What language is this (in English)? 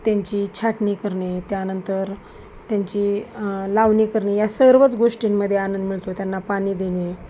Marathi